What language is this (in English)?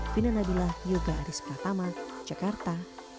Indonesian